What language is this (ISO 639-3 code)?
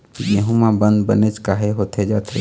hne